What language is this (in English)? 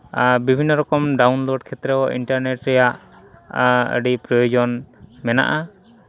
Santali